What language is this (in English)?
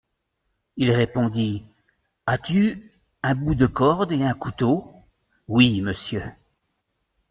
French